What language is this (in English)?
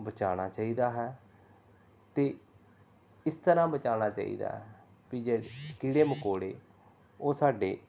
Punjabi